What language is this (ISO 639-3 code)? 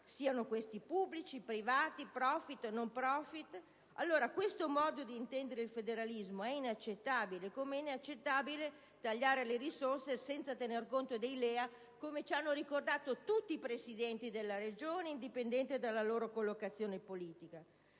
ita